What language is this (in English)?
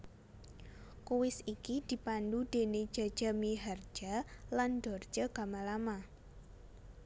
Javanese